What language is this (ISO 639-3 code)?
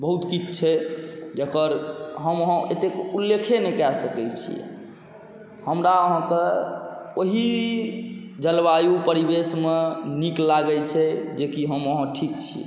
mai